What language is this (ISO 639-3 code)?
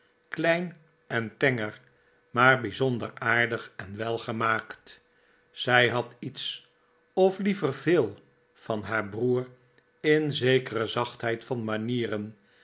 nld